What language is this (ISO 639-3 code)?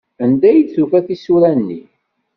kab